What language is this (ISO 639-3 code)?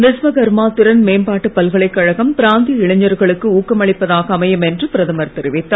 tam